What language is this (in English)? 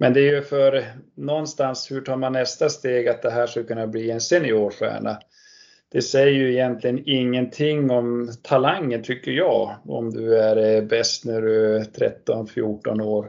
Swedish